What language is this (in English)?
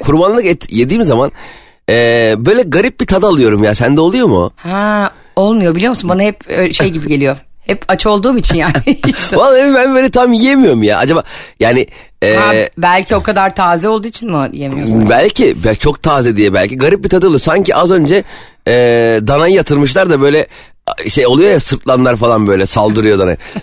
Turkish